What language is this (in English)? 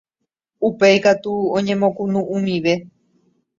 Guarani